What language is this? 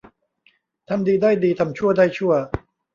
Thai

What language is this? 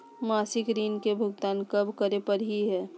Magahi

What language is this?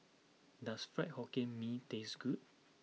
English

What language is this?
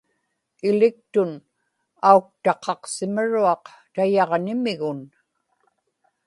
Inupiaq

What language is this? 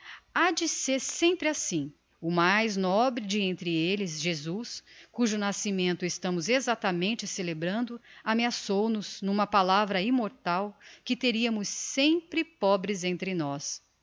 Portuguese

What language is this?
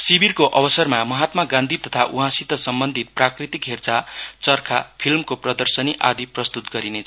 Nepali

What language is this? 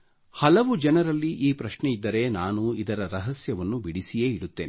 Kannada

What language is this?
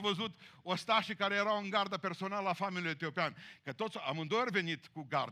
Romanian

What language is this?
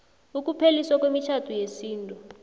South Ndebele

